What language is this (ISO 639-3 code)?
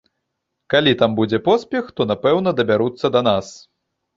bel